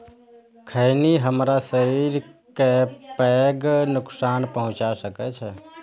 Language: Maithili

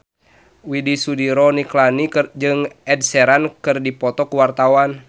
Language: Sundanese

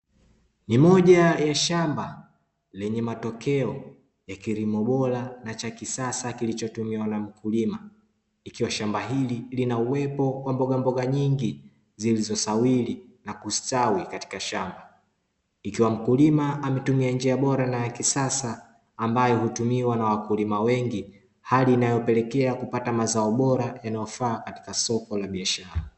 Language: Swahili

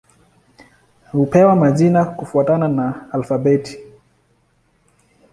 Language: Swahili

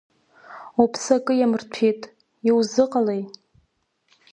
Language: Abkhazian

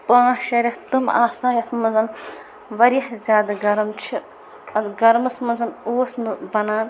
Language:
Kashmiri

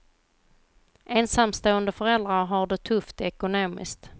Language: Swedish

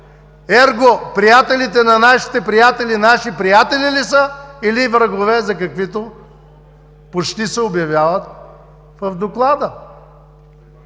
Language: Bulgarian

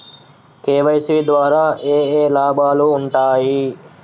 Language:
Telugu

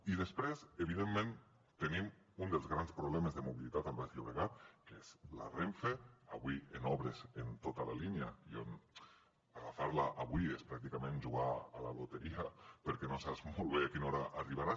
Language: Catalan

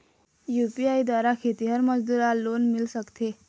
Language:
Chhattisgarhi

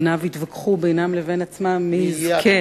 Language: Hebrew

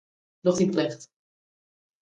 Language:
Western Frisian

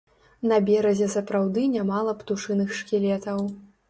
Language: Belarusian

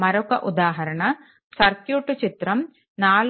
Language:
Telugu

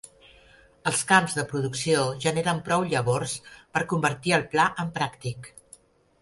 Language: Catalan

